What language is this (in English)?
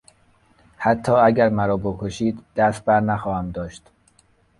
Persian